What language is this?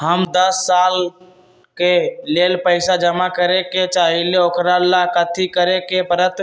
Magahi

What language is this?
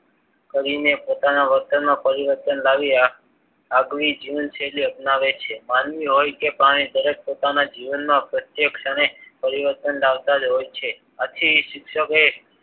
Gujarati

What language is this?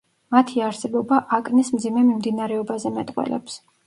Georgian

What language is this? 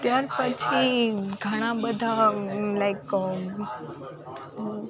Gujarati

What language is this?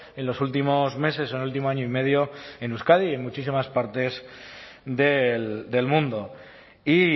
Spanish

